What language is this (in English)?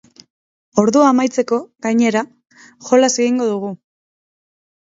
Basque